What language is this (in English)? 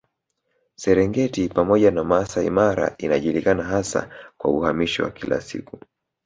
Swahili